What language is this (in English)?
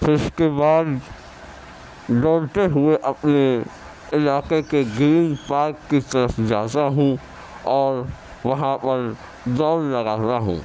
Urdu